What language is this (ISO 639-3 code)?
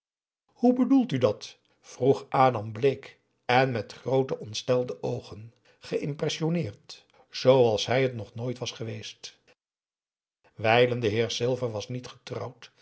nld